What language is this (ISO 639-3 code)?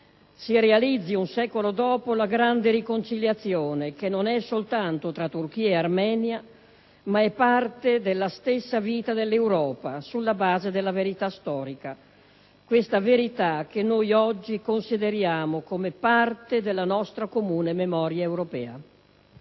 ita